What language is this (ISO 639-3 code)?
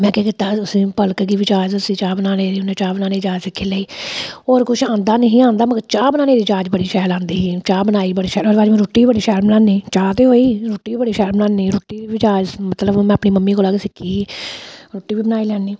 doi